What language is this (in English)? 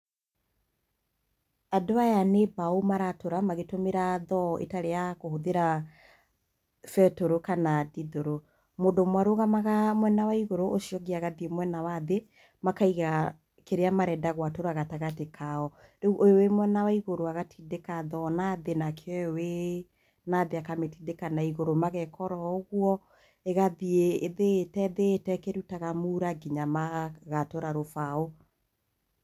Kikuyu